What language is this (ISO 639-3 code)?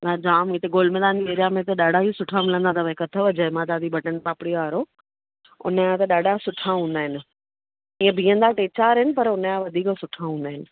snd